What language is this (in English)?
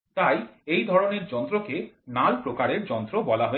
Bangla